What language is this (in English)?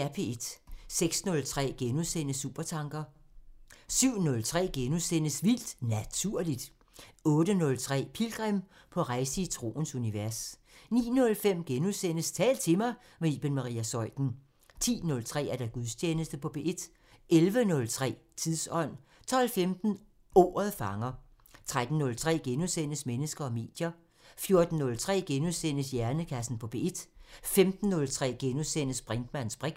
Danish